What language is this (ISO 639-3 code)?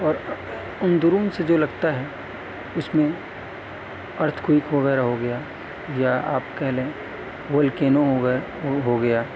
urd